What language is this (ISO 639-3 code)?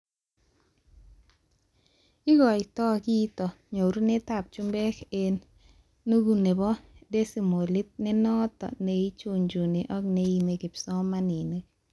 kln